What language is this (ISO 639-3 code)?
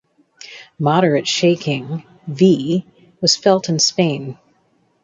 eng